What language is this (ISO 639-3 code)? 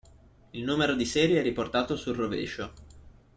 ita